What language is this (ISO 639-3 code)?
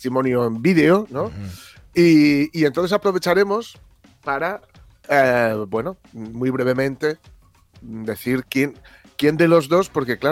spa